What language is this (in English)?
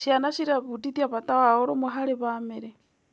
Kikuyu